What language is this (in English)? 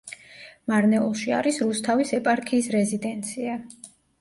Georgian